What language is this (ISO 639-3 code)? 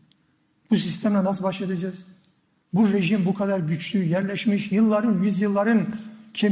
tur